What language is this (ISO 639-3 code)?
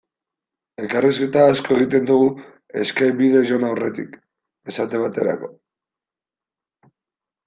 eus